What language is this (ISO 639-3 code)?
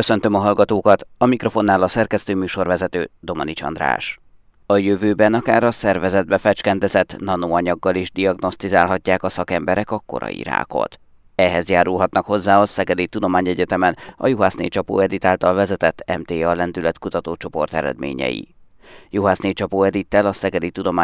hun